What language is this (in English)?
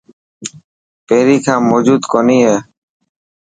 Dhatki